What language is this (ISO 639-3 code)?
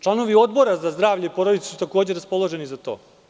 srp